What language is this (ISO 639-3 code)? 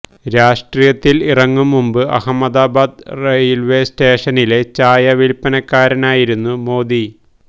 mal